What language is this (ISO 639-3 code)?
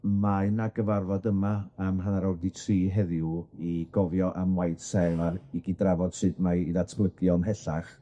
cym